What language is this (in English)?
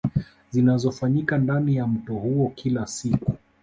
Swahili